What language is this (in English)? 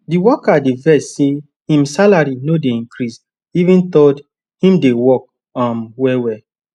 Nigerian Pidgin